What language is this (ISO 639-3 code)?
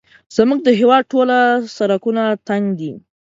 pus